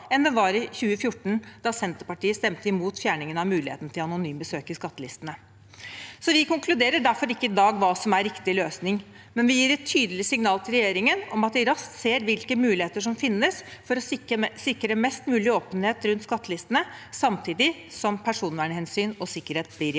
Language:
Norwegian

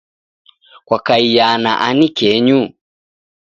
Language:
Taita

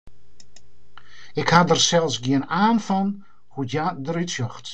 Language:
Western Frisian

